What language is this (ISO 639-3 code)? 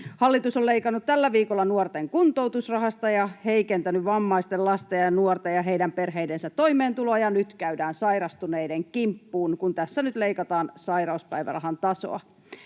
fin